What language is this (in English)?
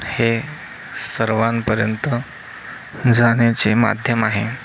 Marathi